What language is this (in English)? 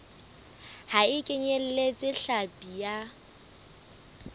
Southern Sotho